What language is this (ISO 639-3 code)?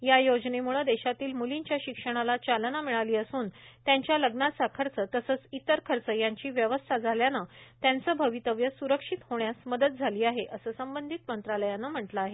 mar